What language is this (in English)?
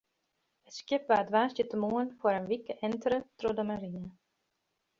Western Frisian